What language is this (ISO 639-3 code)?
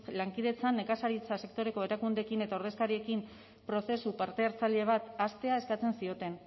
eus